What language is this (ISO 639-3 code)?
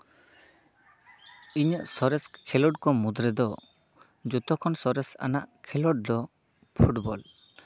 sat